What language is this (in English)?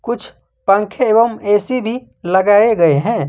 Hindi